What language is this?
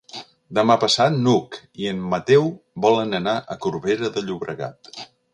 Catalan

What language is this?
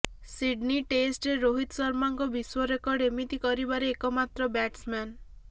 Odia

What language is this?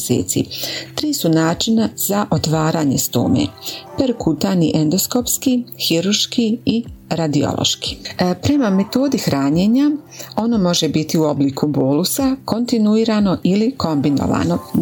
Croatian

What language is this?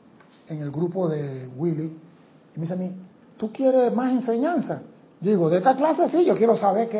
Spanish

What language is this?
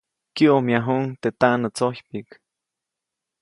Copainalá Zoque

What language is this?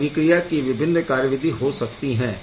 Hindi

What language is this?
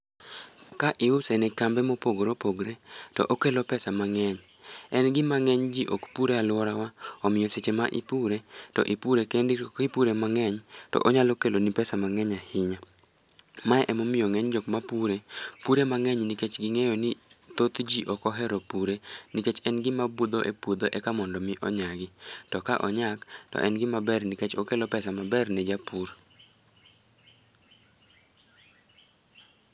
Luo (Kenya and Tanzania)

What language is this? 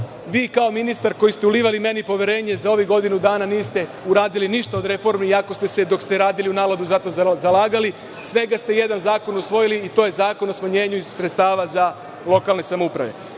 Serbian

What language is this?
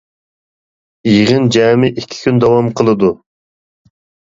Uyghur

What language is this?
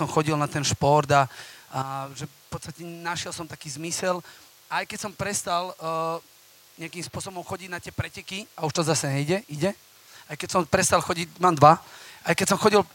Slovak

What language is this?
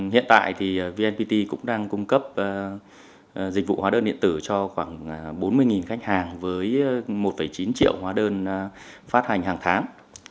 Vietnamese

